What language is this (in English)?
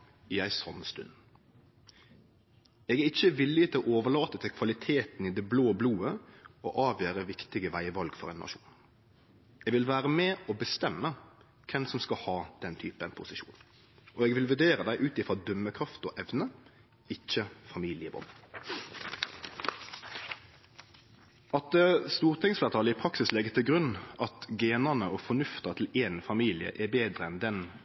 Norwegian Nynorsk